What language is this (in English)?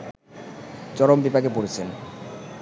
Bangla